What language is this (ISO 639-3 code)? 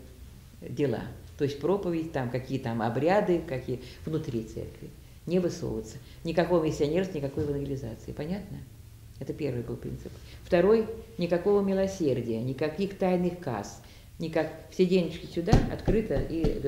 rus